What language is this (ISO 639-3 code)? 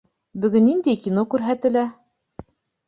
bak